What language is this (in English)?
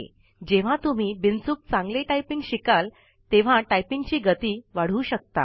Marathi